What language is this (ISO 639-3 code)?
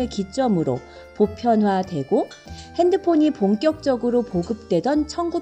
kor